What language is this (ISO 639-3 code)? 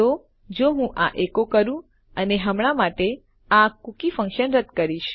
guj